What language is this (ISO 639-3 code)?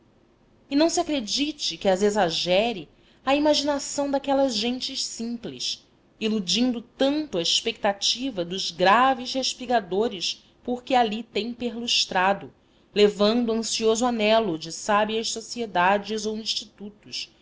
por